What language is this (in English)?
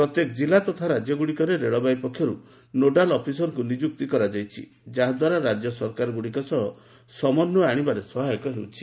Odia